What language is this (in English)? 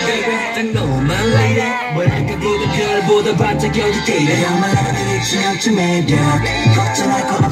Korean